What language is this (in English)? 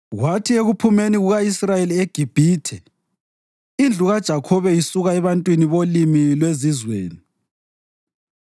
North Ndebele